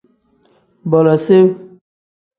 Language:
Tem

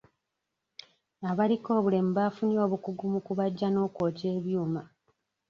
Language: Ganda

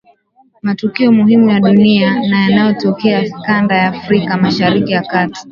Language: Swahili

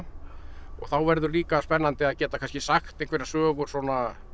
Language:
Icelandic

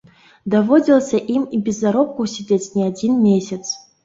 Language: Belarusian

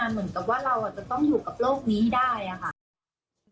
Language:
Thai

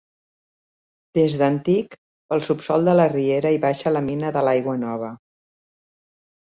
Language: Catalan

